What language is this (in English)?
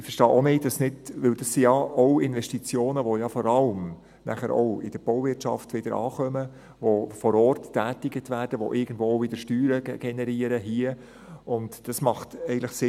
Swiss German